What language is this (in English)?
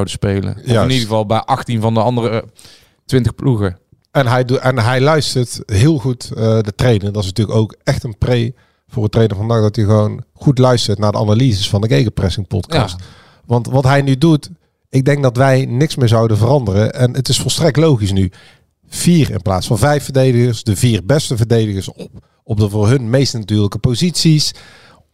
Dutch